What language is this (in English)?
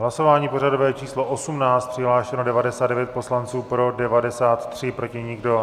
Czech